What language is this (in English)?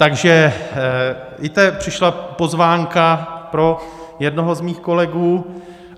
Czech